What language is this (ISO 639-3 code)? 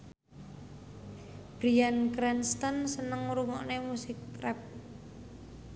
jav